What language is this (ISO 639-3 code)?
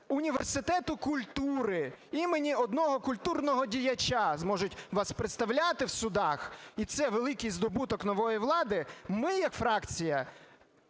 ukr